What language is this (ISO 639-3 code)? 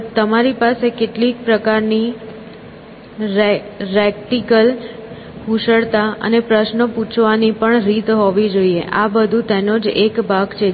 guj